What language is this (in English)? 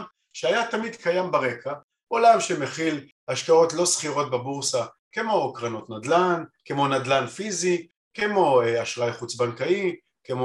Hebrew